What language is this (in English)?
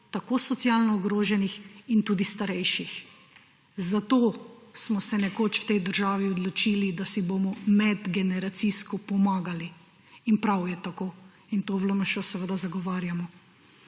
Slovenian